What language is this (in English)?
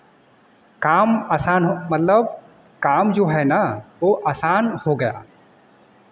Hindi